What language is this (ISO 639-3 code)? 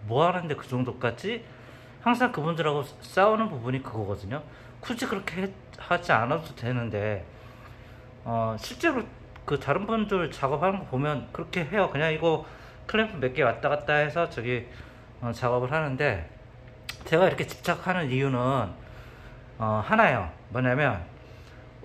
kor